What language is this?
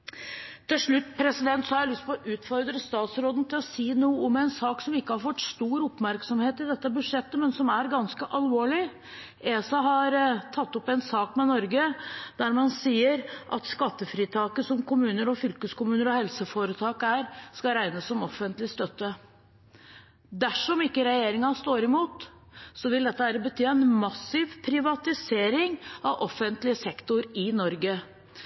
Norwegian Bokmål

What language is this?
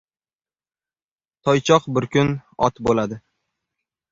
Uzbek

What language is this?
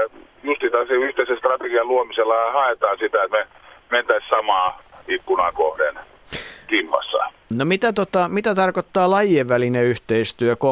Finnish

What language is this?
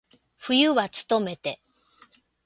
Japanese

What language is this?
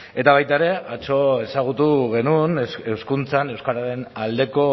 Basque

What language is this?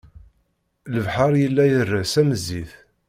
Kabyle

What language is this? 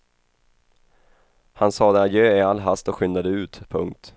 Swedish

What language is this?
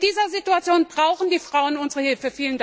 German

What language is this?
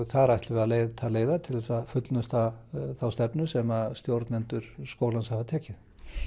Icelandic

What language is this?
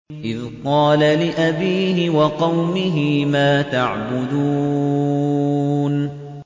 Arabic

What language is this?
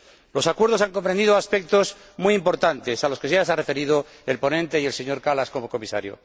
Spanish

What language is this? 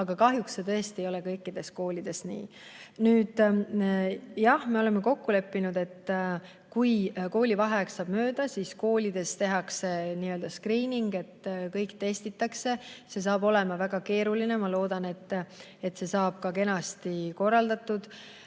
Estonian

